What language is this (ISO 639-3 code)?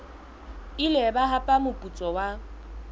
sot